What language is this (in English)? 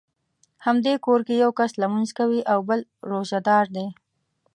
Pashto